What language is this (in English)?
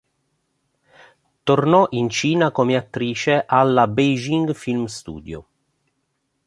Italian